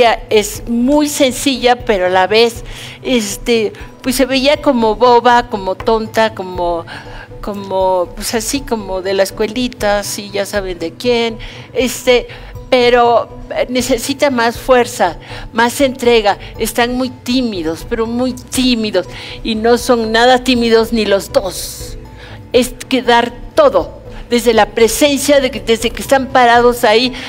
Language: Spanish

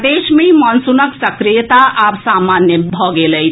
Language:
Maithili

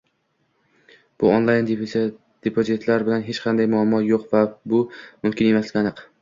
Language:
Uzbek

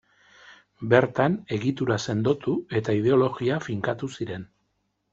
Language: Basque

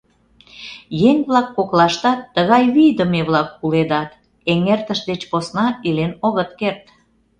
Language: Mari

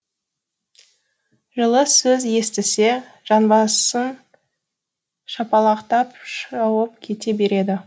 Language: Kazakh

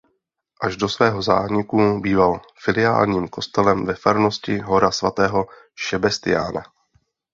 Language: Czech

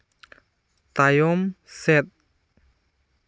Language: Santali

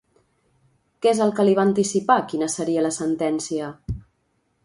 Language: Catalan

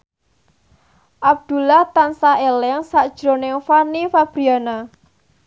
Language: Javanese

